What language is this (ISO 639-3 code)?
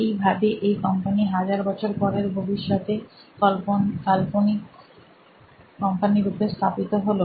ben